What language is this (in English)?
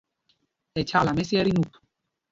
Mpumpong